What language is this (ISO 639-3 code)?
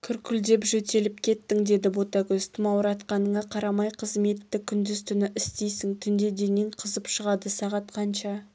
kaz